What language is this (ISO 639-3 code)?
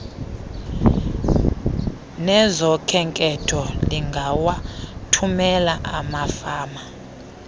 xho